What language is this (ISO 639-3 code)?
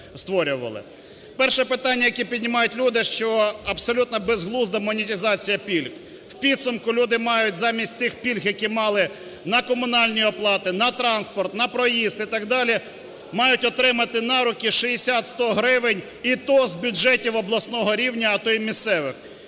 ukr